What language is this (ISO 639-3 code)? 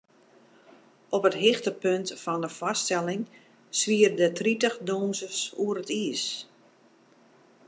fry